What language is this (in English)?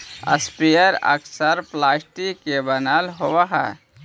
Magahi